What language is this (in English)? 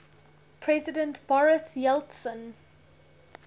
English